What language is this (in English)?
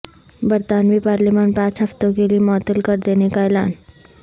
Urdu